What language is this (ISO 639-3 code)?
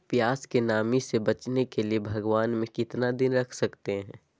mag